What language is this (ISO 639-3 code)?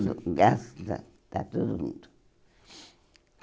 por